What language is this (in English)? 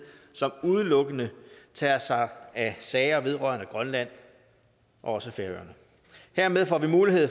Danish